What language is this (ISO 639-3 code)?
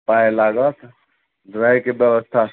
mai